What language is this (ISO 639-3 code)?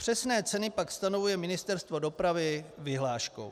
ces